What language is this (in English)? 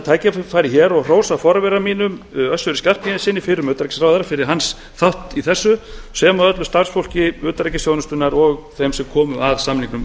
Icelandic